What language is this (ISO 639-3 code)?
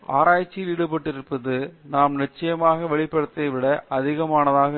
tam